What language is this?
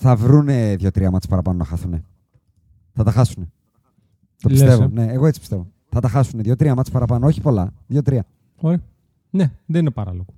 Greek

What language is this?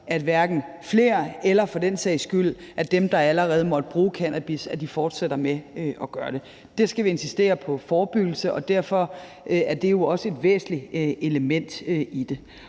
Danish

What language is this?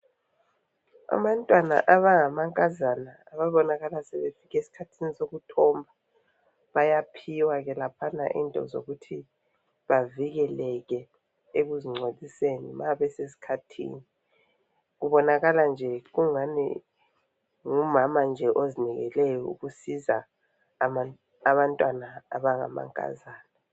North Ndebele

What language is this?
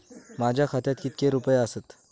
Marathi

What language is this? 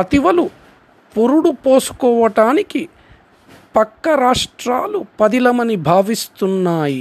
Telugu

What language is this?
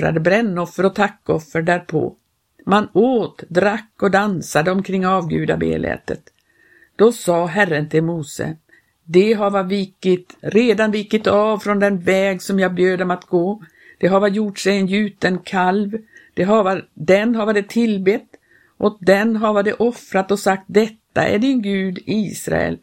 Swedish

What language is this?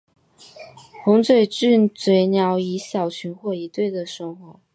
Chinese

